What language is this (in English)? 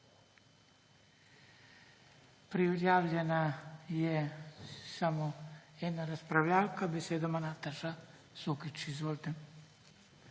Slovenian